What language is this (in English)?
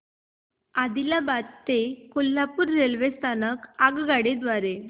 Marathi